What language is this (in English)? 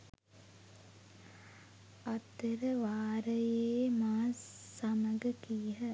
Sinhala